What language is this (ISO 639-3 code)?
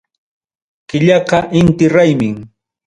quy